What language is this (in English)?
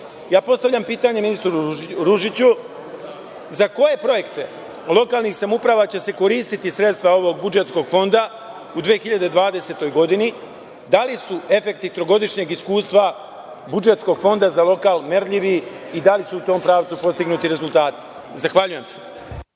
Serbian